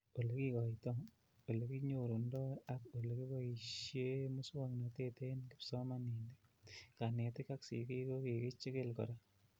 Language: Kalenjin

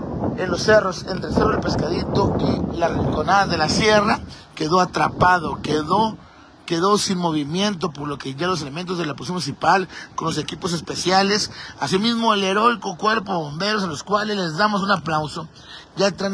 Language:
Spanish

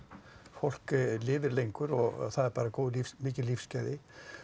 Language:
Icelandic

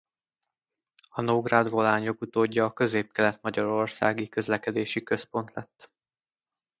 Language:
Hungarian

